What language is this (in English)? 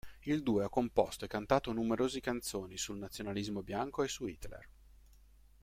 Italian